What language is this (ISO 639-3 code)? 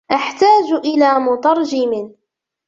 ara